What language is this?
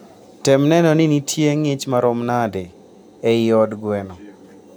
Luo (Kenya and Tanzania)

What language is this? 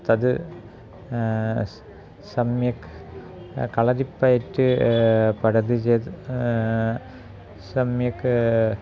Sanskrit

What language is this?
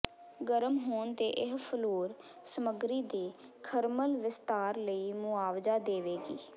Punjabi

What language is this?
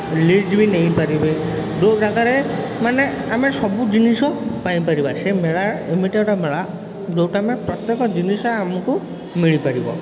Odia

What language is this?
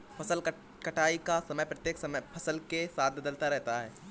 Hindi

